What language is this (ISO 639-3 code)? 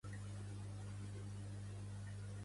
cat